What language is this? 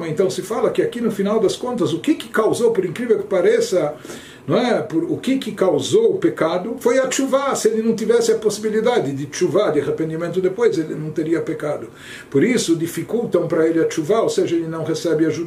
Portuguese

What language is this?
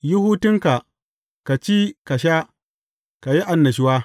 Hausa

